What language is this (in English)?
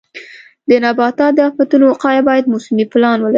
Pashto